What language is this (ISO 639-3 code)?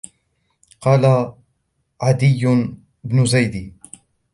ara